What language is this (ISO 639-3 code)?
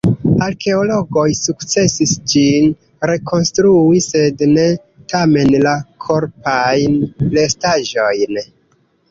epo